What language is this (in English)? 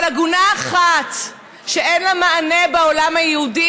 Hebrew